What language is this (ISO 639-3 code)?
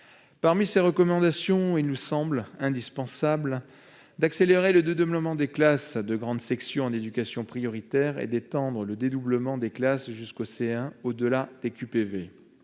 fra